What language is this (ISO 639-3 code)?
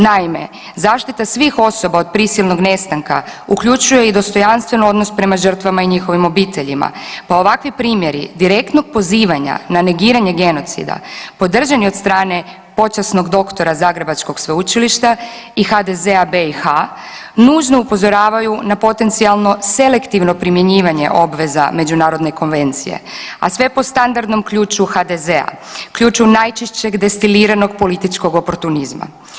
hrv